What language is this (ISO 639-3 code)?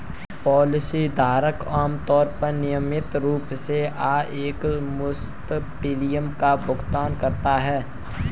hin